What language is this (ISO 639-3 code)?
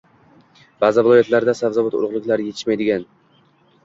uzb